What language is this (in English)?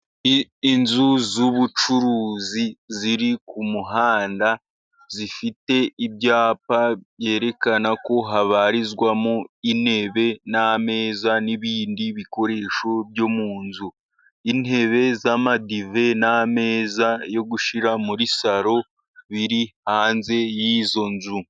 Kinyarwanda